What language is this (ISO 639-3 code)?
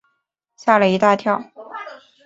zho